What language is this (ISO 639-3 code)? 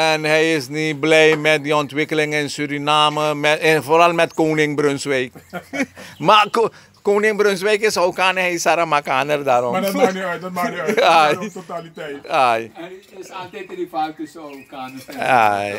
nld